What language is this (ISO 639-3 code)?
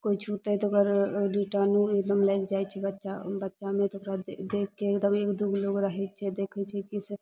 mai